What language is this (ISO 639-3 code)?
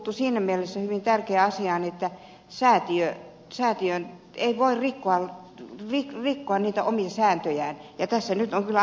fin